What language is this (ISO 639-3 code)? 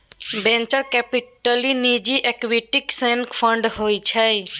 mai